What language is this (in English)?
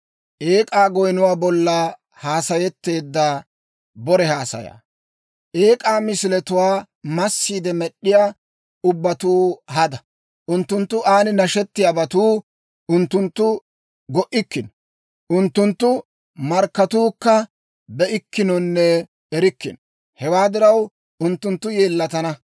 Dawro